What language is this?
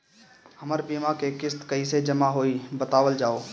Bhojpuri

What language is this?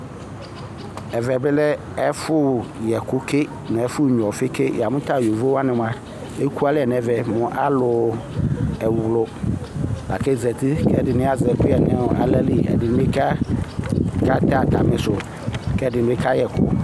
Ikposo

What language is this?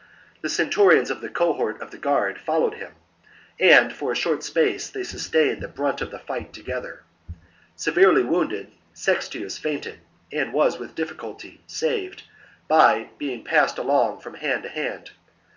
English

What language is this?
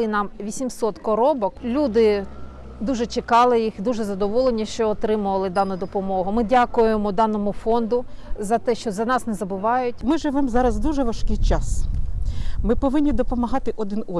Ukrainian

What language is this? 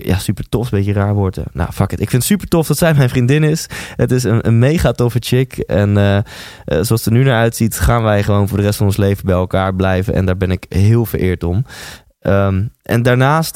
Dutch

